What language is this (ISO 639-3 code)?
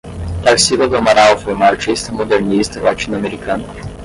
por